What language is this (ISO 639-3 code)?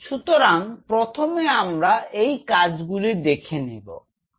ben